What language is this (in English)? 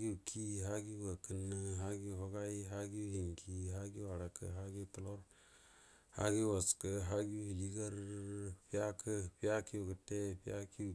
Buduma